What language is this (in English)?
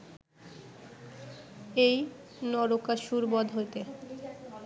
Bangla